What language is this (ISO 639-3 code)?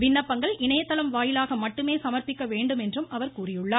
tam